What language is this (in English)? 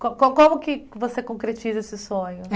Portuguese